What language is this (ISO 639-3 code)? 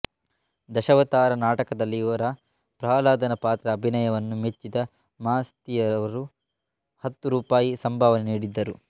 kan